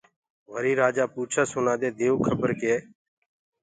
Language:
Gurgula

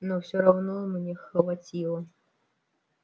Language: Russian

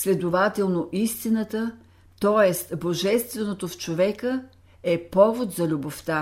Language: Bulgarian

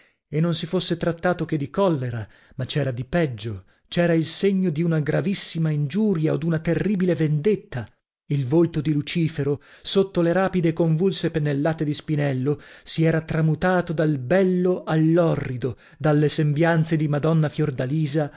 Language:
Italian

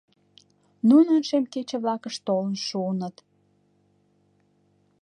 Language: Mari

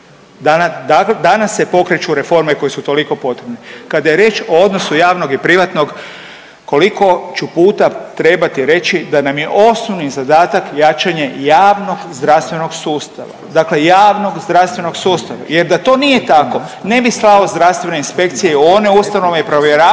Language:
Croatian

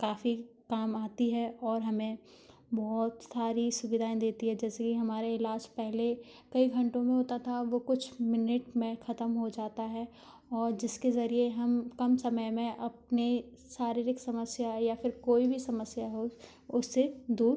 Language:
Hindi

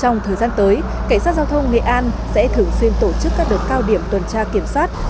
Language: Vietnamese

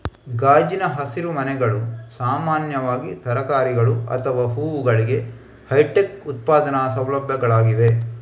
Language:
Kannada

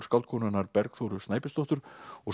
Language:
Icelandic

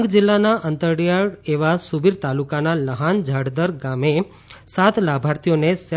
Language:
Gujarati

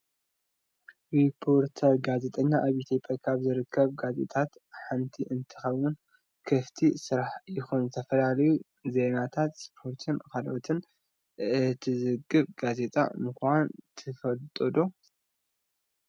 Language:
Tigrinya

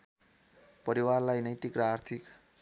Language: Nepali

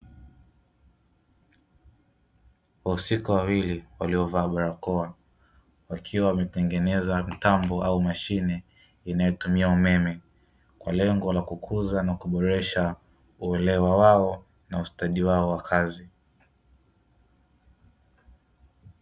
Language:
Swahili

